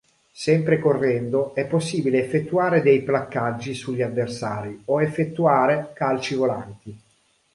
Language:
Italian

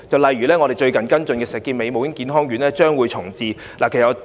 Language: Cantonese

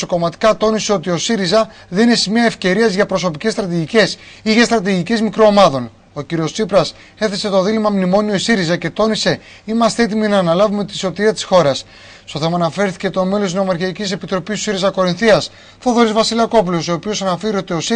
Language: Greek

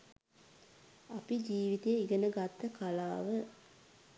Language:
Sinhala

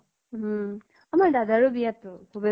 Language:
Assamese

